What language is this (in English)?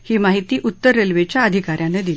Marathi